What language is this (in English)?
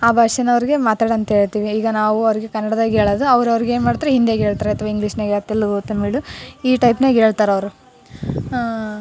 Kannada